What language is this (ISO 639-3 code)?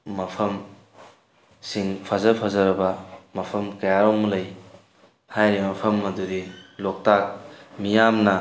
mni